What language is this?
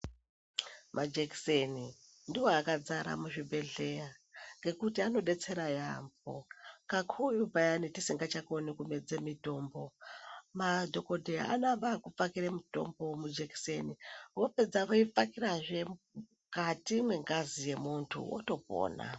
Ndau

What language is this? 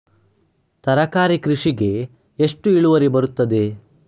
Kannada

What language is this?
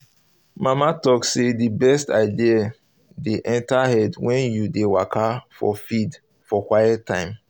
Nigerian Pidgin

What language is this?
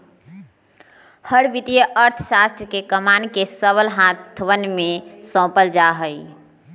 Magahi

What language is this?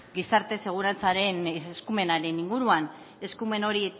Basque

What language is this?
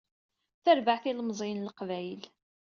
Kabyle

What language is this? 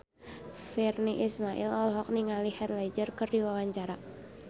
Sundanese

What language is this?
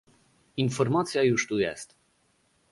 Polish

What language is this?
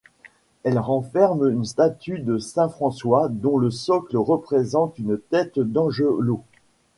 French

